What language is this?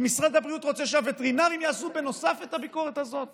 Hebrew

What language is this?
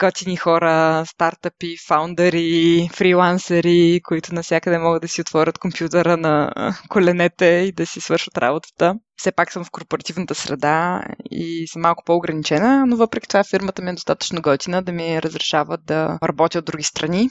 Bulgarian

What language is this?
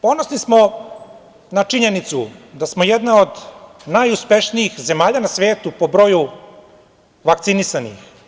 Serbian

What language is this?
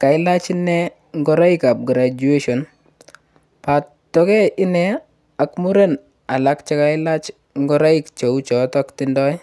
Kalenjin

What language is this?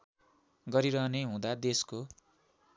Nepali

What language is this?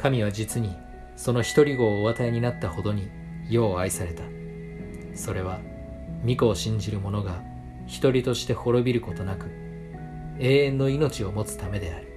Japanese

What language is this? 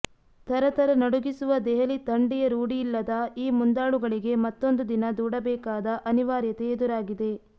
Kannada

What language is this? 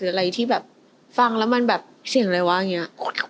Thai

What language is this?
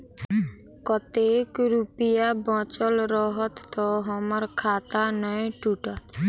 Maithili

